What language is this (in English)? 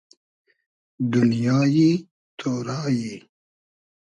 Hazaragi